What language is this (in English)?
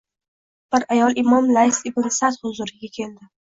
Uzbek